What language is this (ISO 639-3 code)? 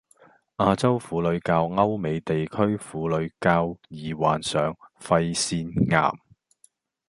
yue